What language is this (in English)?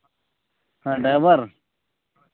Santali